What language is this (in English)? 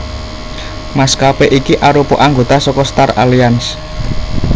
Javanese